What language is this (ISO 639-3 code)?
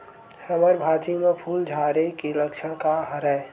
hne